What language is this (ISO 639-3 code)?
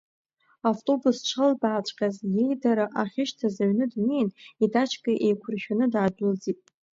abk